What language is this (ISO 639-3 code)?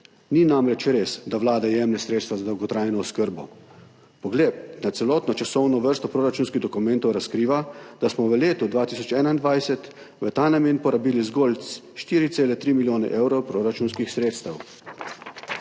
slv